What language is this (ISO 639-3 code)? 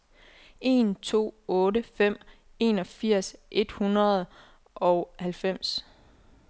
dan